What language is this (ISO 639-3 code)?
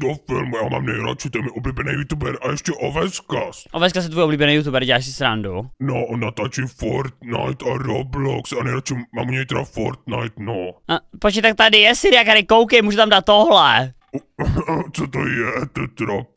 ces